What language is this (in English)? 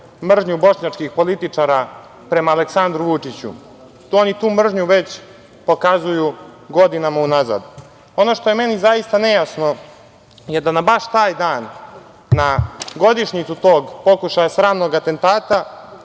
Serbian